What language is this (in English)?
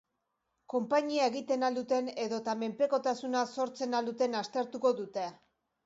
Basque